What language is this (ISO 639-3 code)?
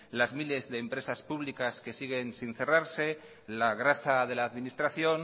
spa